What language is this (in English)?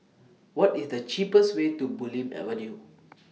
English